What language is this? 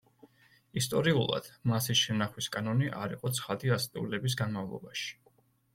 Georgian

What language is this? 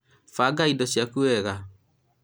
Kikuyu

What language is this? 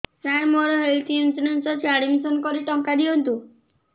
Odia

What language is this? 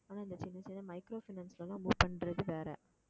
Tamil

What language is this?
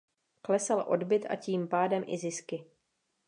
Czech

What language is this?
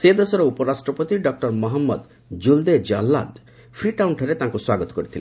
Odia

